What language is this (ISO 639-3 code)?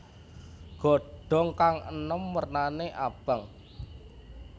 jav